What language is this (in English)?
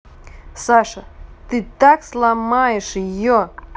Russian